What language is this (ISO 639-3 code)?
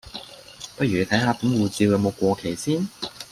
yue